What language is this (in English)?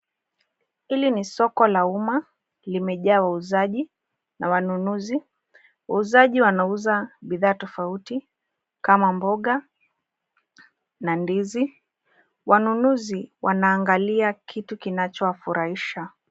Swahili